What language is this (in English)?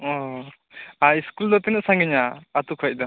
Santali